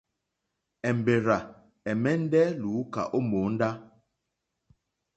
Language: Mokpwe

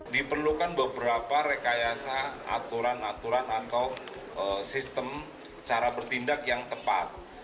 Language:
Indonesian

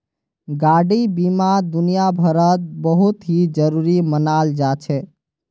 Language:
Magahi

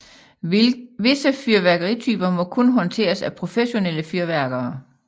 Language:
Danish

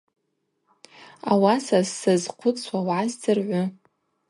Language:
Abaza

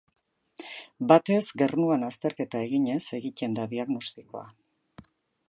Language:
Basque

